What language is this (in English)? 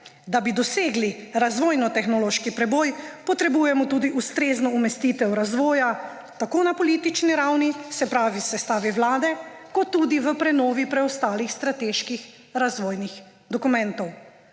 Slovenian